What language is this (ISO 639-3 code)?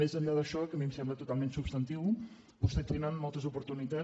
cat